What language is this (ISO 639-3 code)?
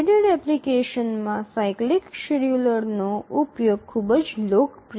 guj